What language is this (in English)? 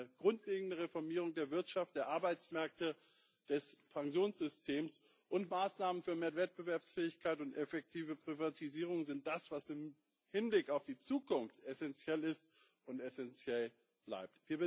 German